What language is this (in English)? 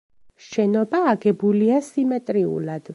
Georgian